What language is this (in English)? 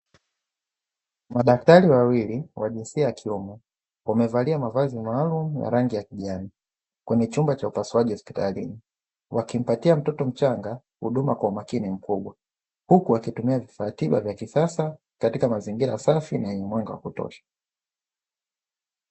Swahili